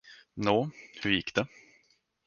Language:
Swedish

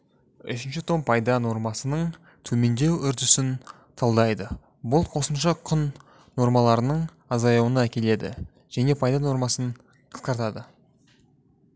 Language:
Kazakh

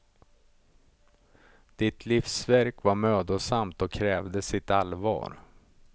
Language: Swedish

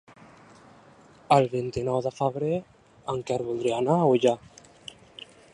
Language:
Catalan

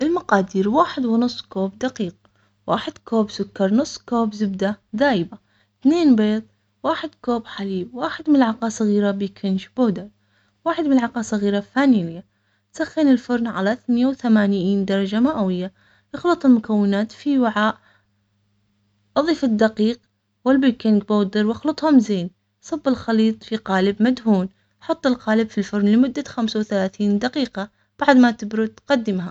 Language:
Omani Arabic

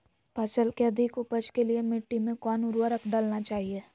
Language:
Magahi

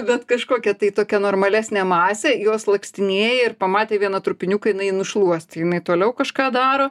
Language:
Lithuanian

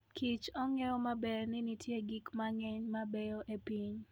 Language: Luo (Kenya and Tanzania)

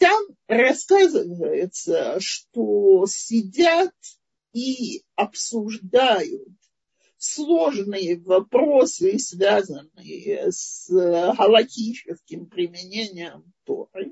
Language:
Russian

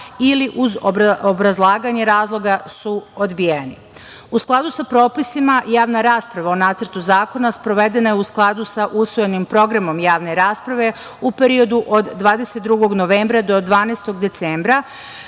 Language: Serbian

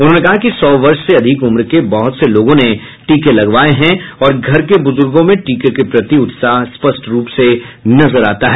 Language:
Hindi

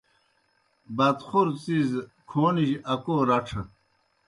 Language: Kohistani Shina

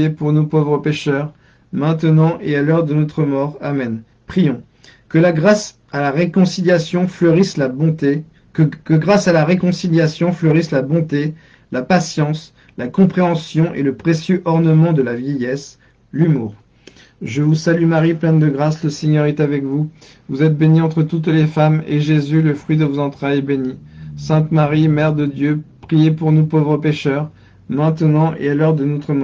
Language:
French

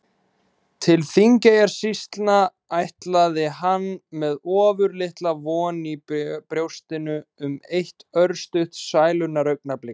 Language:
Icelandic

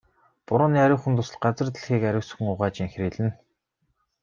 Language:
Mongolian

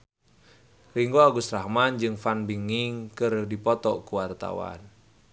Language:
Sundanese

